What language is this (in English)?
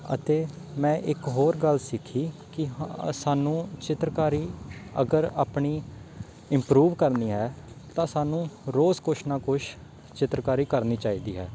Punjabi